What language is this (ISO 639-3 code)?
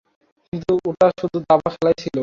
ben